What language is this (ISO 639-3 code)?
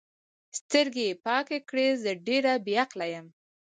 pus